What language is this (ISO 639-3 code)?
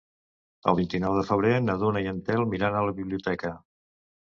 cat